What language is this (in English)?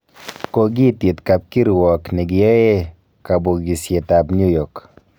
Kalenjin